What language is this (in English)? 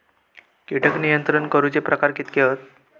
Marathi